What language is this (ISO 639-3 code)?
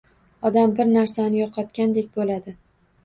uzb